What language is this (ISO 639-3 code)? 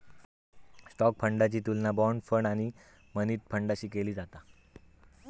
mar